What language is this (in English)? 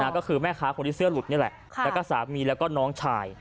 Thai